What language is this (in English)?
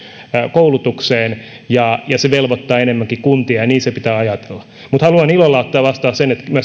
Finnish